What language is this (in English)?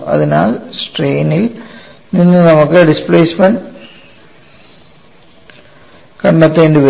Malayalam